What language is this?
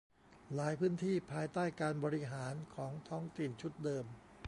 Thai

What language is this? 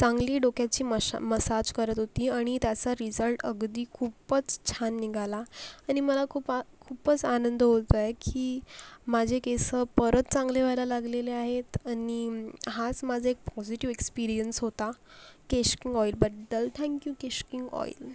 Marathi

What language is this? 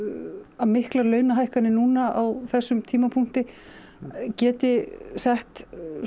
Icelandic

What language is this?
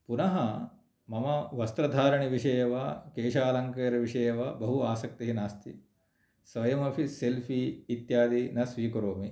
Sanskrit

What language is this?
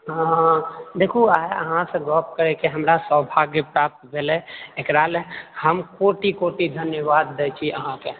Maithili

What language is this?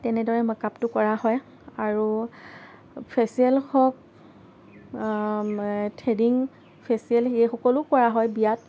Assamese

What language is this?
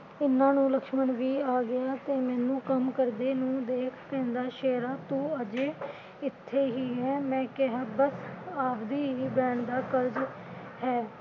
Punjabi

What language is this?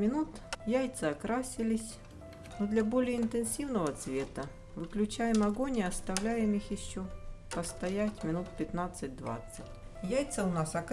Russian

